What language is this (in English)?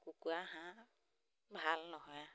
Assamese